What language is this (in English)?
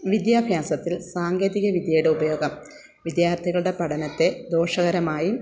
Malayalam